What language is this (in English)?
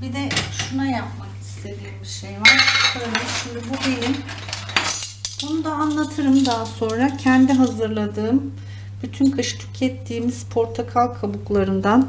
Turkish